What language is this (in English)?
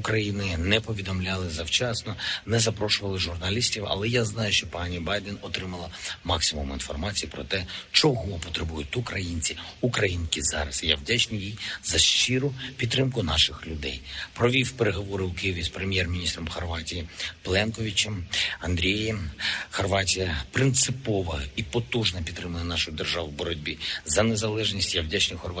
Ukrainian